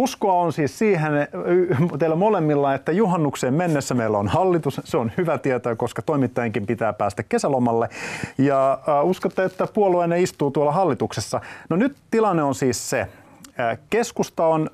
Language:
Finnish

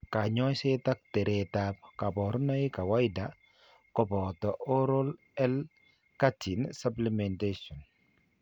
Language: Kalenjin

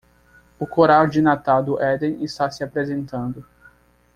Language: Portuguese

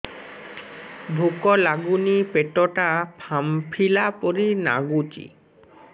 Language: Odia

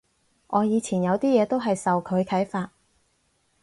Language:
Cantonese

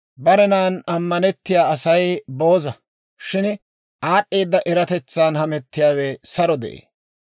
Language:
Dawro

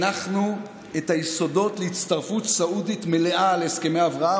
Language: Hebrew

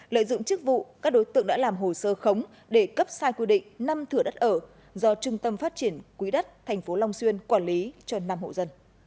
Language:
Vietnamese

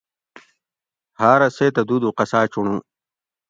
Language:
Gawri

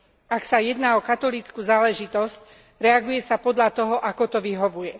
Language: Slovak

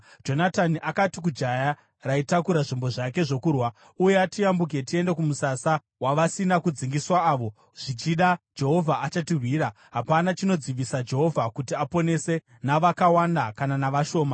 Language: Shona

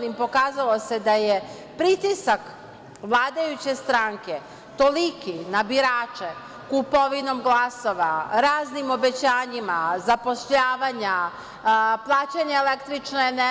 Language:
Serbian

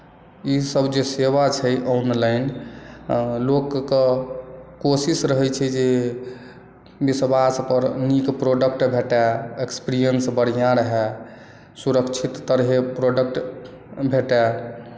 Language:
Maithili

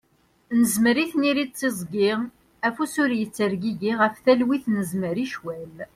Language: Kabyle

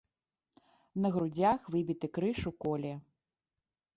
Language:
Belarusian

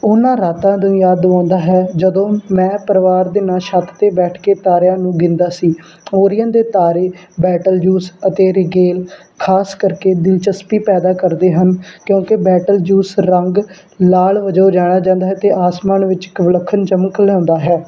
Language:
Punjabi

